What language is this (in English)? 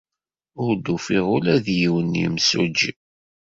Kabyle